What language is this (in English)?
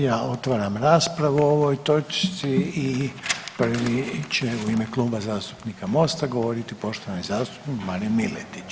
Croatian